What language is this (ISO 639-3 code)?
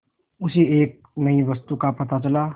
hin